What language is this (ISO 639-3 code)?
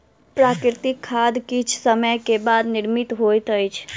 mai